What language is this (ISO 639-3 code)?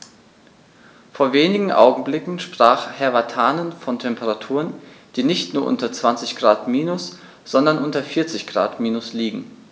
deu